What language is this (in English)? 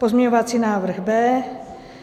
Czech